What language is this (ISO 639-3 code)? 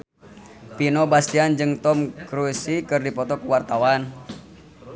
sun